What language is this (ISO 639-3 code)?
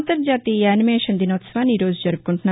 tel